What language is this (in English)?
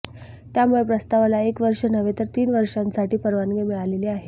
Marathi